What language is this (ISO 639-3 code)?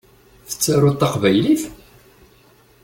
kab